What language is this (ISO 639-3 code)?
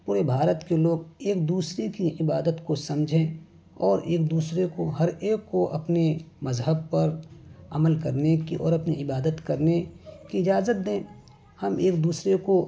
urd